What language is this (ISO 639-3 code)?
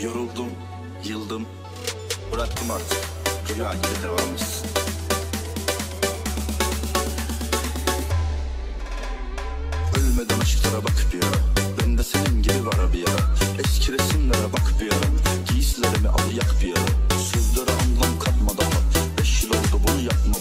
tur